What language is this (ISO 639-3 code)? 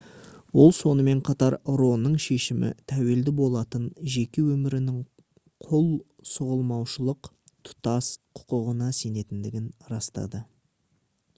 kaz